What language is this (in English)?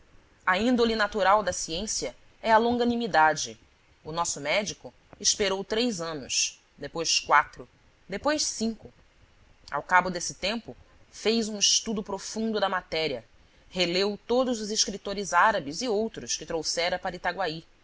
Portuguese